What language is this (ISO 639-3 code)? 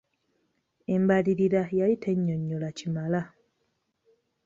lug